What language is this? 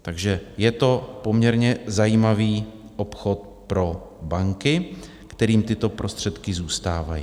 Czech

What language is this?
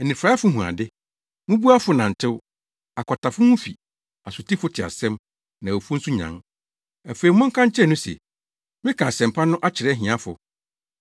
Akan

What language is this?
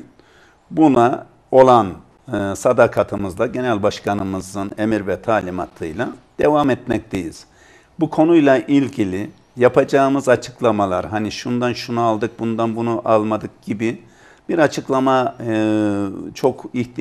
Turkish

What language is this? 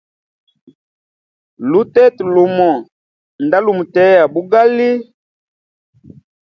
Hemba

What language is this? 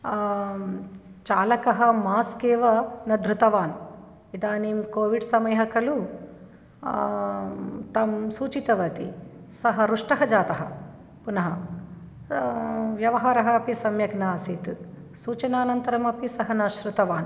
Sanskrit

